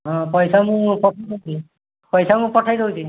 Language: Odia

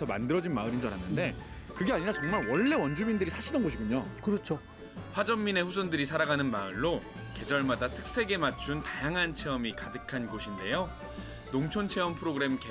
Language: Korean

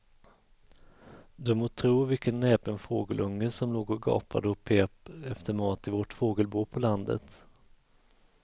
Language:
Swedish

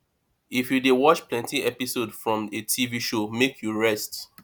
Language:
Nigerian Pidgin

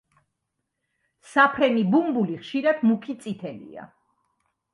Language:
Georgian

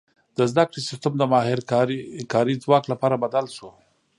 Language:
Pashto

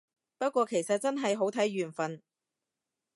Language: Cantonese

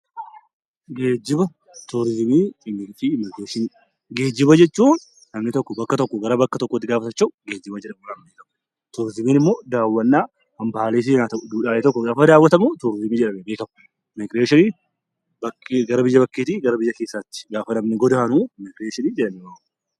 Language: Oromo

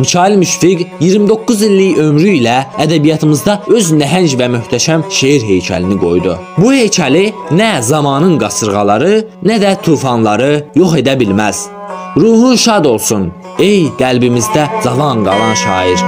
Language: Turkish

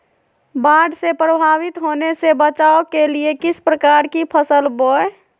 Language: Magahi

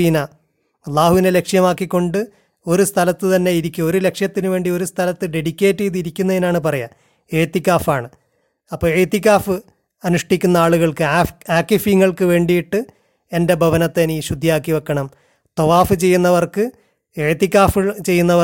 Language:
Malayalam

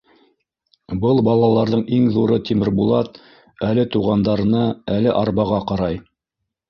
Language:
Bashkir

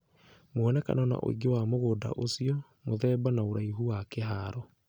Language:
Kikuyu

